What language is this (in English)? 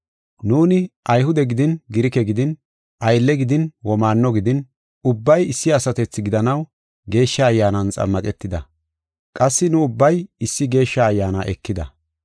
Gofa